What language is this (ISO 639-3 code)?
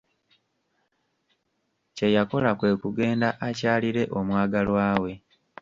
lug